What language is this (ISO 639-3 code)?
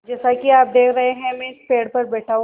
hin